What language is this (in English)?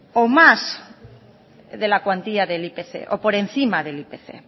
Spanish